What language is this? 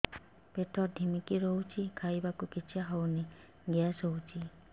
Odia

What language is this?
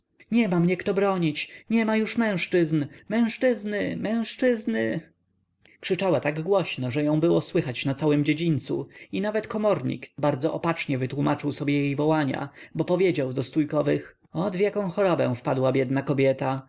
Polish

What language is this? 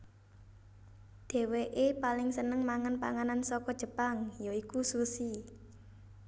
Javanese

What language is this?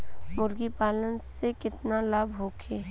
Bhojpuri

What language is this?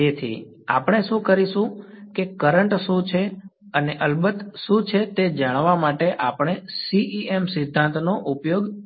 Gujarati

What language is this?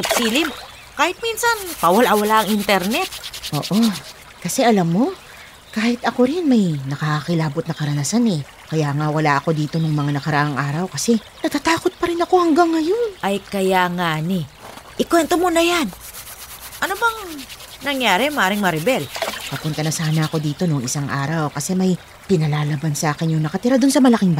Filipino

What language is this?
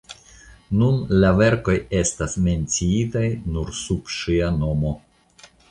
Esperanto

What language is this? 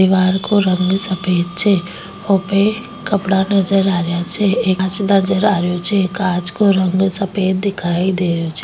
Rajasthani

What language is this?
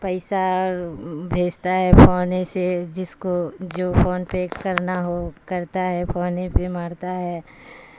Urdu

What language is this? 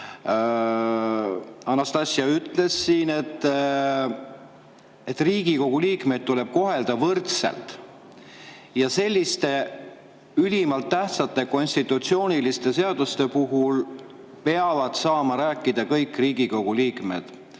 Estonian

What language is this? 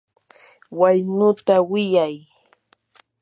Yanahuanca Pasco Quechua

